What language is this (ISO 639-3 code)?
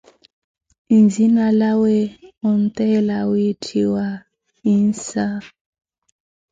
eko